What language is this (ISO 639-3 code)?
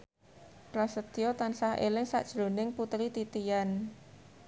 jav